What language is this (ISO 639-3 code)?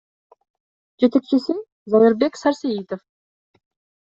kir